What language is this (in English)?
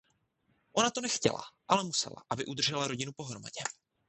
Czech